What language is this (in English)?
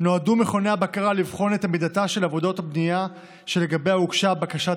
Hebrew